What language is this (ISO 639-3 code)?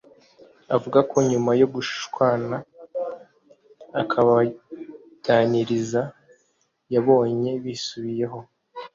kin